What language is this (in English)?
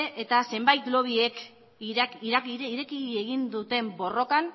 Basque